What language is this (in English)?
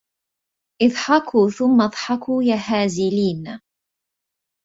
Arabic